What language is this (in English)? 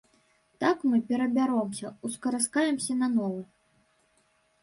Belarusian